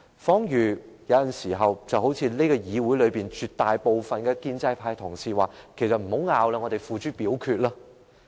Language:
Cantonese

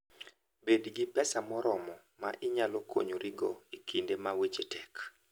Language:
Luo (Kenya and Tanzania)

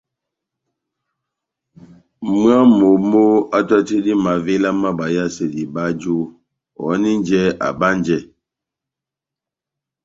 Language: Batanga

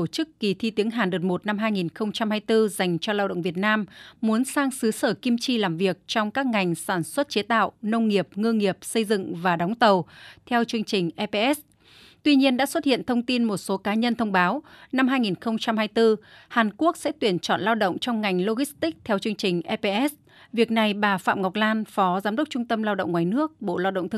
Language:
Vietnamese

